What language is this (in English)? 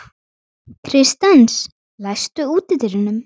Icelandic